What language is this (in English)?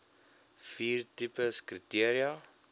Afrikaans